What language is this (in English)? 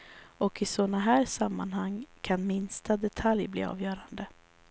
Swedish